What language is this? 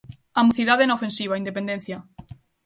Galician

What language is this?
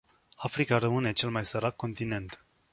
Romanian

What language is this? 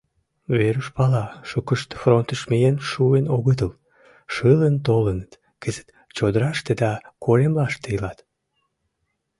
Mari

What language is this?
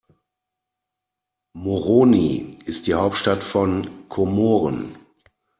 German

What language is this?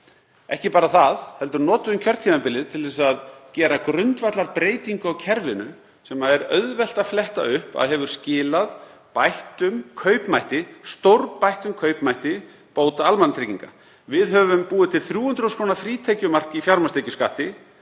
Icelandic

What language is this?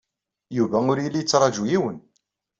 Kabyle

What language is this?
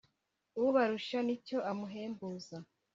Kinyarwanda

